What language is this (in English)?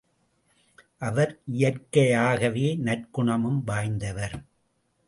Tamil